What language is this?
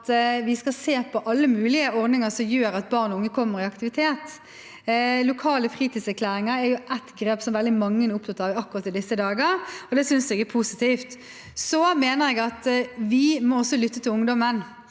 Norwegian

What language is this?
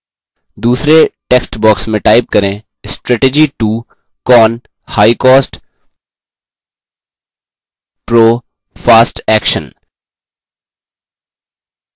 Hindi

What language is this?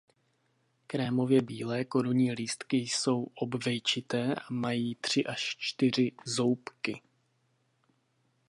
Czech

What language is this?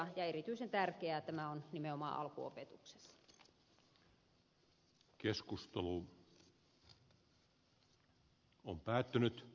Finnish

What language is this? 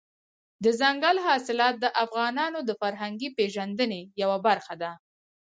Pashto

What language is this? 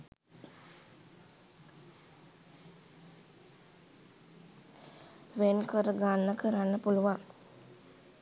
Sinhala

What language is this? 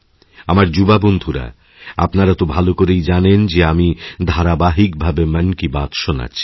Bangla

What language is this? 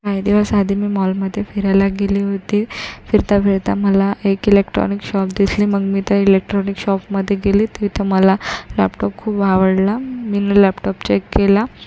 Marathi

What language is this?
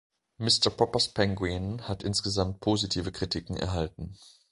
German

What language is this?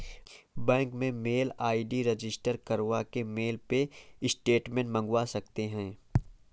Hindi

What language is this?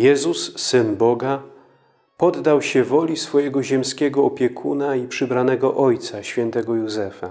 Polish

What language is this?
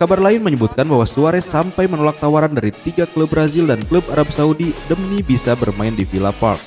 Indonesian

